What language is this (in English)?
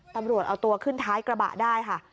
Thai